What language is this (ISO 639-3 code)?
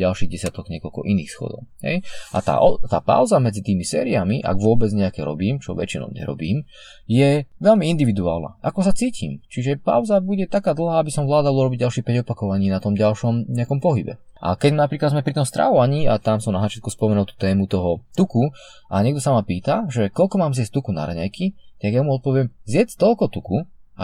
slk